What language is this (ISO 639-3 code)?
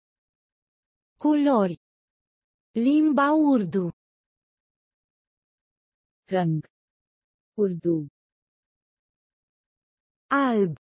ron